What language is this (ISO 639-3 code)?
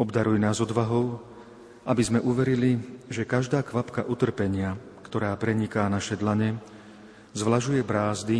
slk